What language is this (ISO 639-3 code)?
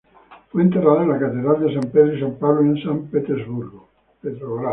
spa